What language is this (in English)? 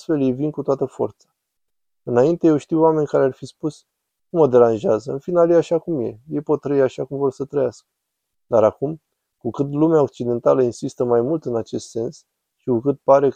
Romanian